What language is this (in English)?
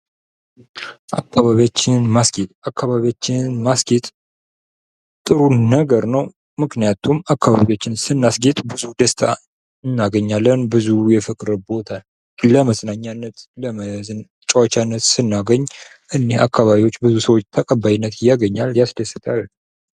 Amharic